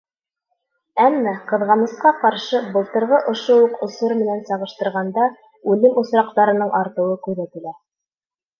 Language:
Bashkir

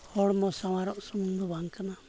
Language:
Santali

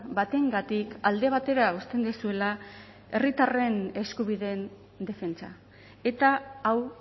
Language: Basque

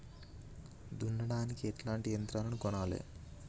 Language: Telugu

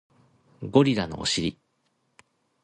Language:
Japanese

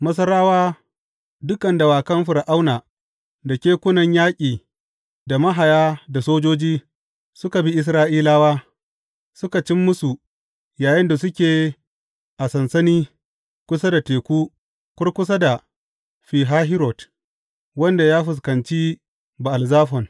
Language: Hausa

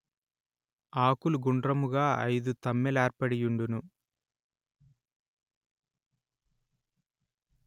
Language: Telugu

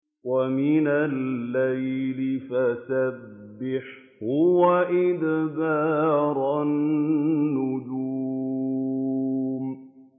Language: Arabic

